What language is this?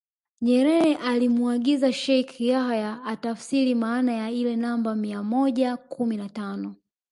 Swahili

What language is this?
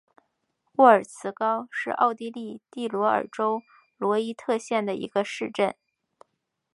Chinese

